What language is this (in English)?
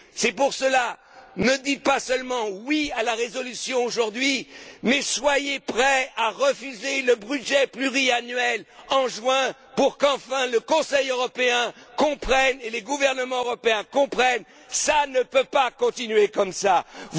French